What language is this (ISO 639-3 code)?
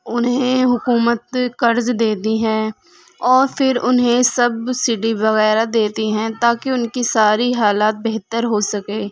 urd